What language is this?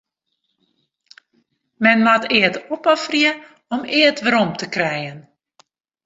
Western Frisian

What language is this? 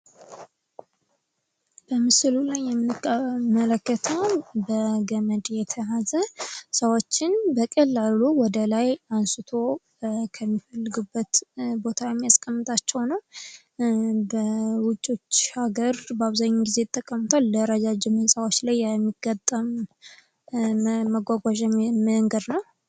Amharic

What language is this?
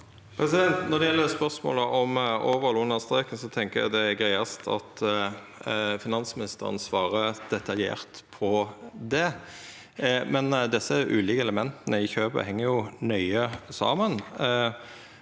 Norwegian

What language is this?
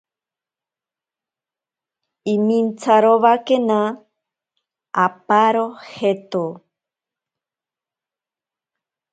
Ashéninka Perené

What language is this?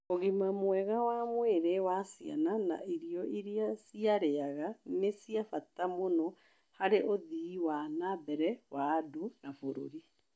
Kikuyu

